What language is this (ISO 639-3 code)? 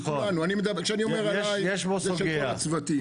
heb